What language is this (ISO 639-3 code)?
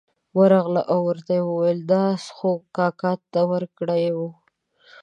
pus